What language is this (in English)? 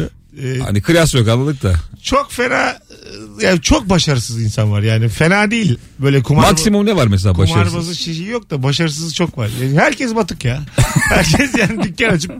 Turkish